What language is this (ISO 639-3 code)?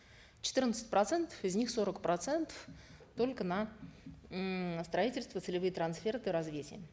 kaz